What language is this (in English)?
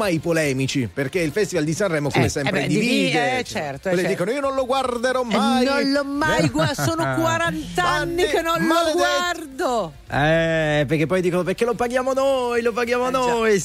Italian